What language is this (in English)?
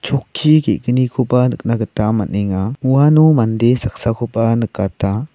Garo